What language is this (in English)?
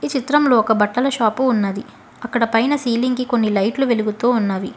Telugu